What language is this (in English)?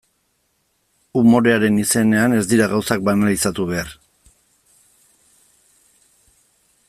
Basque